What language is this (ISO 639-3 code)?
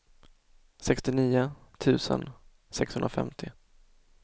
swe